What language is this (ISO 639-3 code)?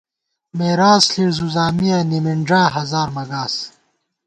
gwt